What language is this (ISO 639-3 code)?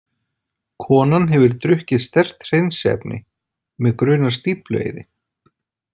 isl